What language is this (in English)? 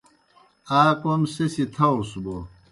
Kohistani Shina